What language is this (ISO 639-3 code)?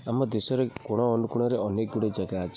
ori